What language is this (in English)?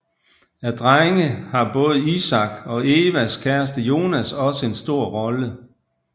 Danish